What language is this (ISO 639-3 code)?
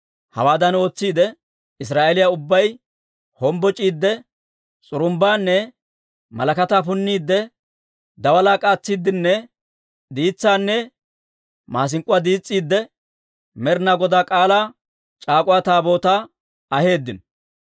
dwr